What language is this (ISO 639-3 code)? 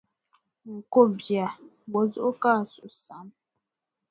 dag